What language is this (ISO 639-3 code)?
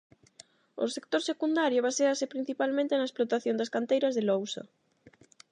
glg